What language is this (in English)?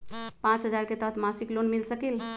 Magahi